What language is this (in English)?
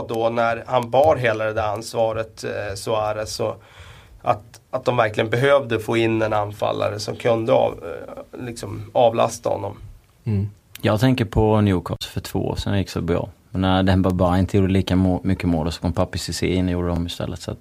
Swedish